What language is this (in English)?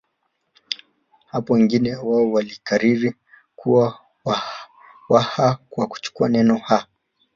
Swahili